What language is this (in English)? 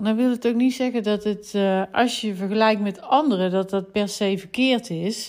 Dutch